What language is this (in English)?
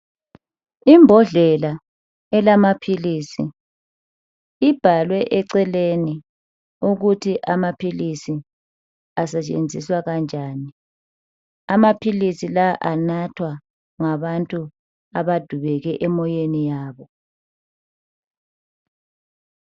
North Ndebele